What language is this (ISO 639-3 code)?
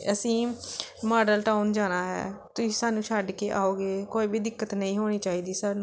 pan